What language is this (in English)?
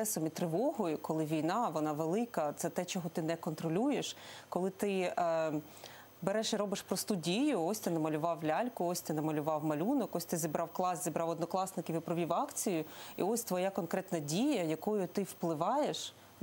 Ukrainian